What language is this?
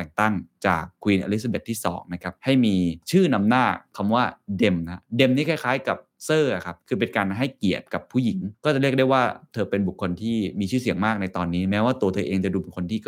Thai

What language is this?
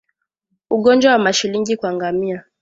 Swahili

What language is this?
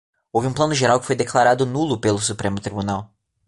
Portuguese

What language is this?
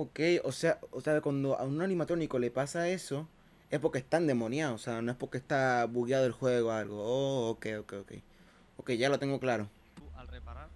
Spanish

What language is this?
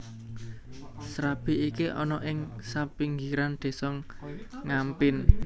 Javanese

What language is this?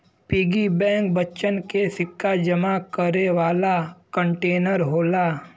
Bhojpuri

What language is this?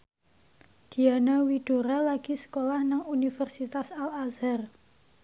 Javanese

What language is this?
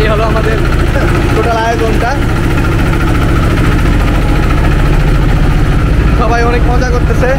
Arabic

